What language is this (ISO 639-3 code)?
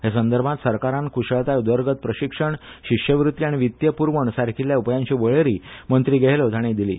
kok